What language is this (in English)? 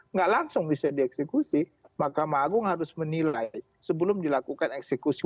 Indonesian